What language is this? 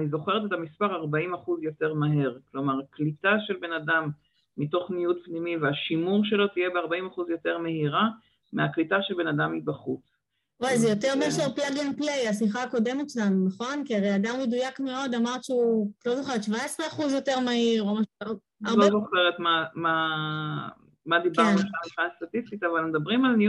Hebrew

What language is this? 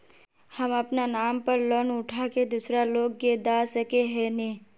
Magahi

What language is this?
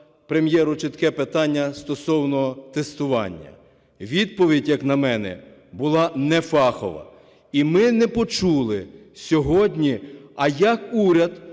Ukrainian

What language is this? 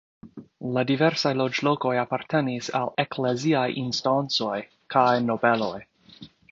Esperanto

